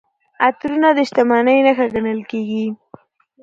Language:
Pashto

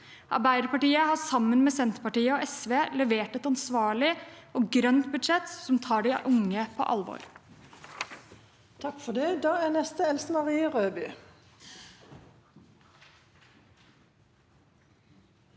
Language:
Norwegian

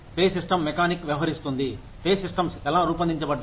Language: Telugu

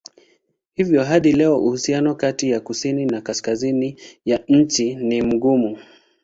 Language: Swahili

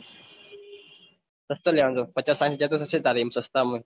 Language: Gujarati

